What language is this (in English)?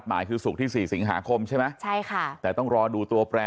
Thai